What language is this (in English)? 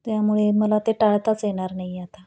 Marathi